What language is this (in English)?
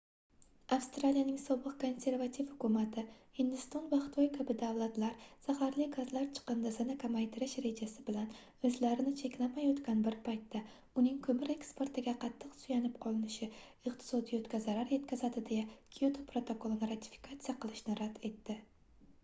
Uzbek